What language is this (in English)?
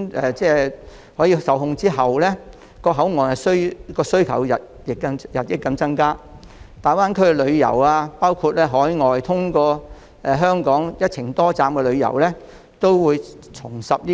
Cantonese